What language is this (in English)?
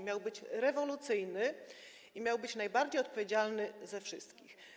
Polish